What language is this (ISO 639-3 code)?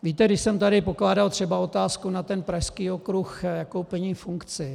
ces